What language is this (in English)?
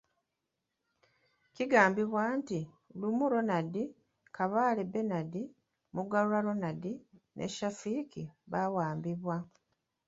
Ganda